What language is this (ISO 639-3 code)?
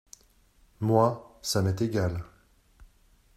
fra